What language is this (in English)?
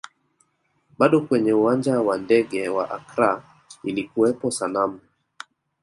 Swahili